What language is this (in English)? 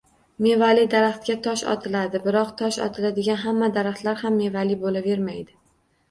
Uzbek